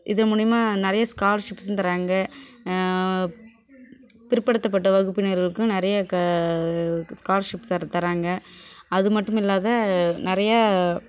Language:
Tamil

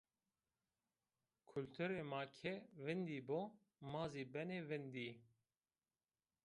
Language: Zaza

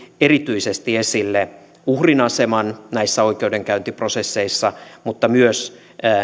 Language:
Finnish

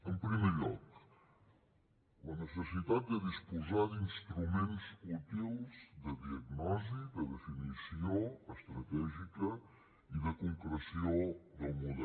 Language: Catalan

